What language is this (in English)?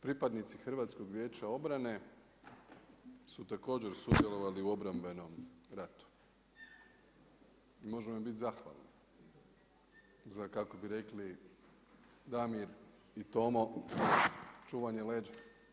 Croatian